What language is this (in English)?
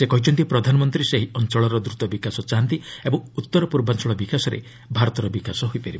Odia